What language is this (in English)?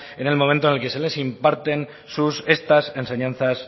Spanish